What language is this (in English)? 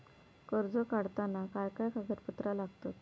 Marathi